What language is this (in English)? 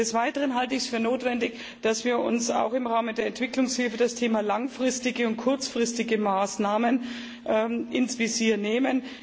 German